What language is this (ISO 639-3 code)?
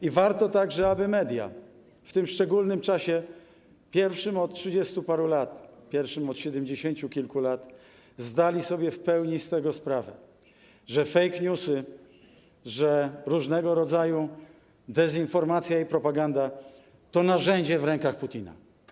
pol